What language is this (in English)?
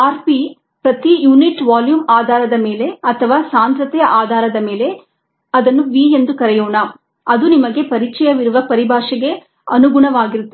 Kannada